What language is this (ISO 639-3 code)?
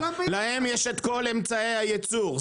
heb